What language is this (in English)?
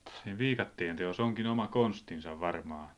Finnish